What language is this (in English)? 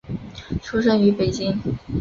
Chinese